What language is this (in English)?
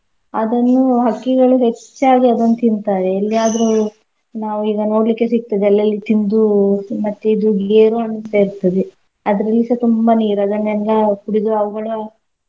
Kannada